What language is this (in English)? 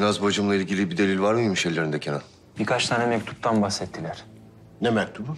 Turkish